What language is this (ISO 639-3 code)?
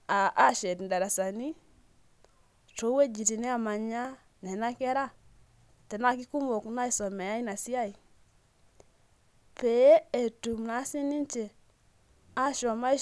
mas